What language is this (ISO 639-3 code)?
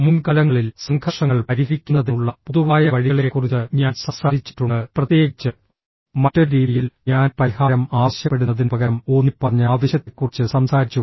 mal